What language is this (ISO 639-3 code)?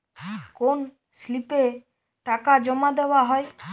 ben